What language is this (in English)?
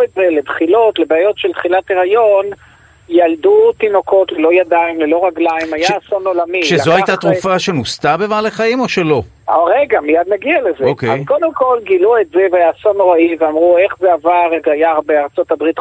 Hebrew